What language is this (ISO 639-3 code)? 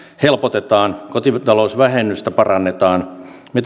fin